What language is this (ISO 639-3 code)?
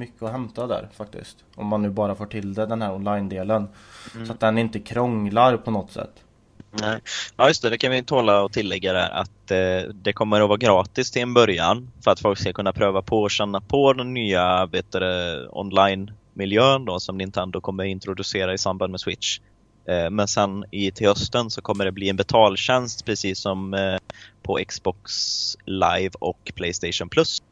swe